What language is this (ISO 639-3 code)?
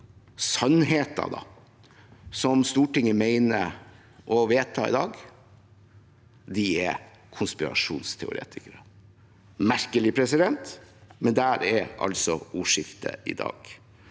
nor